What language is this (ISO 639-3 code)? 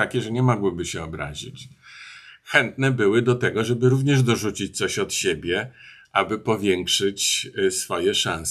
pol